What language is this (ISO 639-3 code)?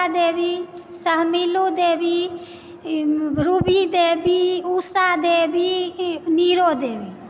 mai